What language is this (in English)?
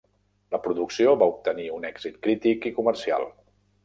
Catalan